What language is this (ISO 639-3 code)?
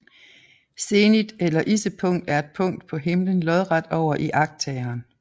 dan